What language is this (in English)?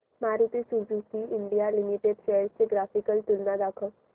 Marathi